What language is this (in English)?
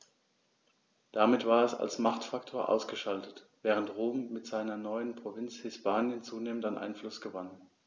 German